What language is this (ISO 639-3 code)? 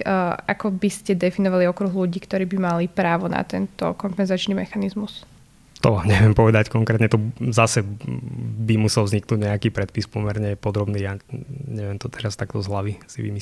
slk